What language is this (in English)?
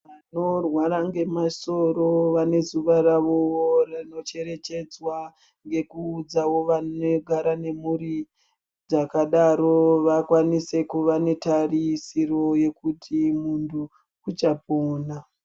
Ndau